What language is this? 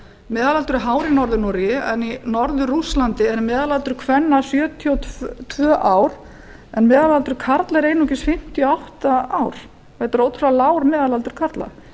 Icelandic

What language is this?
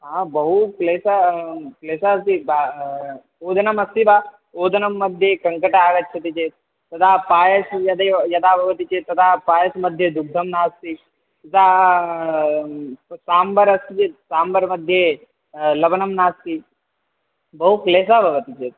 Sanskrit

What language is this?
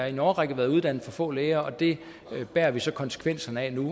Danish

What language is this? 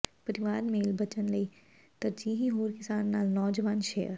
Punjabi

